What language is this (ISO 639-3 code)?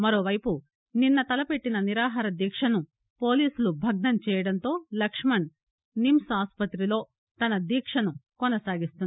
tel